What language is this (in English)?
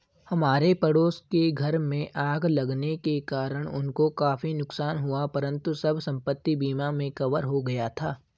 Hindi